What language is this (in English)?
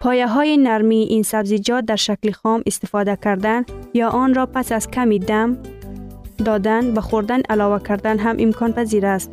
Persian